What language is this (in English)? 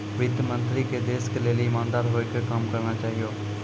Maithili